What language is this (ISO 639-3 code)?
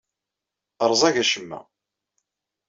kab